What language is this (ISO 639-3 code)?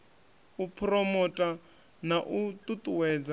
ven